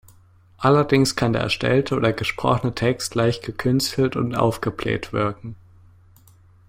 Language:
German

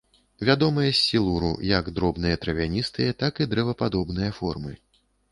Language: Belarusian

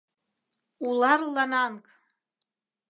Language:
Mari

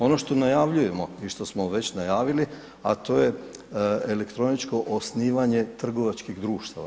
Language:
Croatian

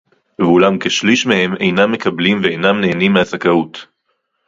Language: Hebrew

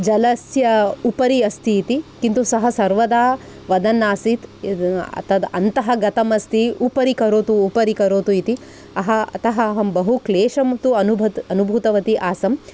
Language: Sanskrit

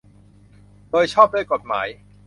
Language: Thai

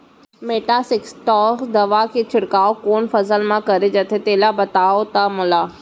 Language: Chhattisgarhi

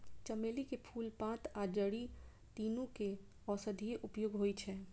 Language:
Maithili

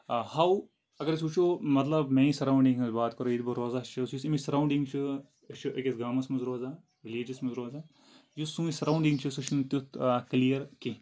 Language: Kashmiri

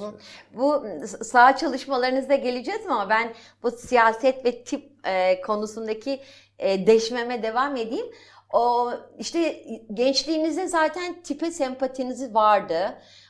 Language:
Turkish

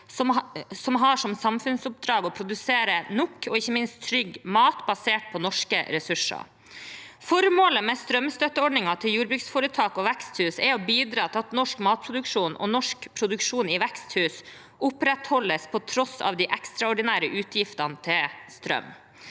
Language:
Norwegian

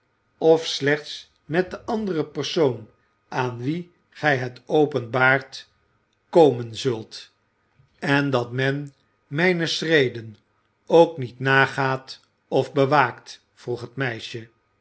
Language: Dutch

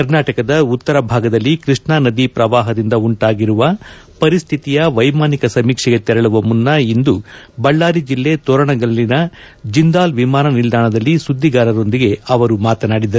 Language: Kannada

